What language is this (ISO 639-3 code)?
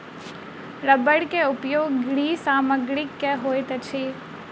mai